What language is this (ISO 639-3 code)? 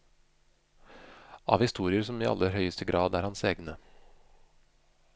nor